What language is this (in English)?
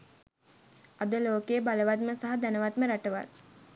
Sinhala